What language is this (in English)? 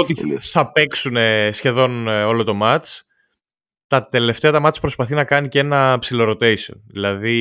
Greek